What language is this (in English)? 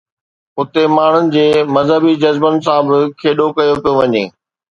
Sindhi